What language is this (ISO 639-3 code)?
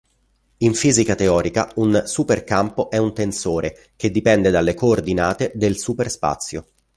ita